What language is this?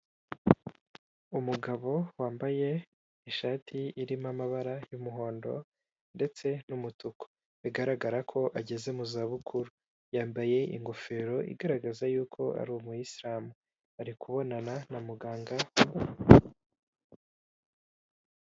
Kinyarwanda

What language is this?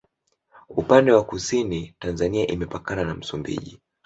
Swahili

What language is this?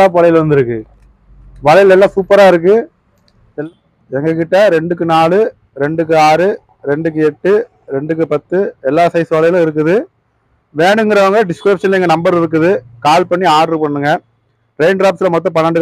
Tamil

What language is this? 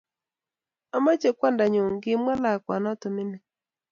Kalenjin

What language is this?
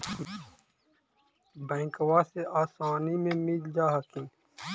Magahi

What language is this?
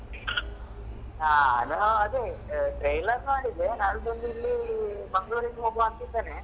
Kannada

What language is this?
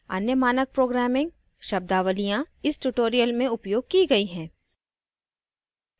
Hindi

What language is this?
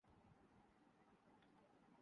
Urdu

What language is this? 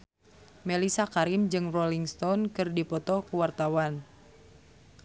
Sundanese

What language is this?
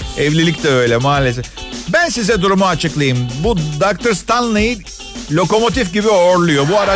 Turkish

